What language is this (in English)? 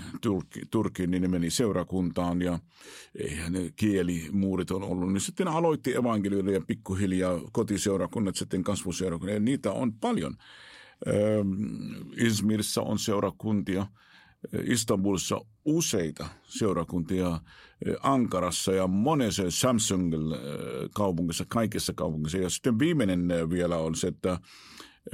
Finnish